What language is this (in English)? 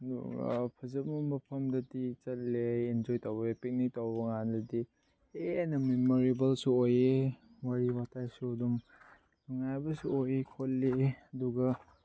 Manipuri